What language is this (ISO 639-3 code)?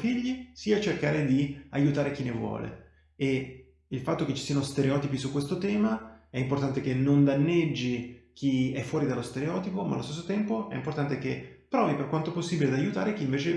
ita